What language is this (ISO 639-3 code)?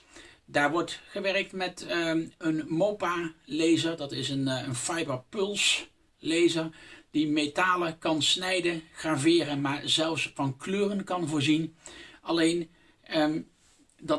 nld